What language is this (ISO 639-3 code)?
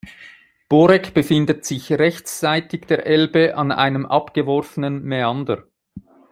deu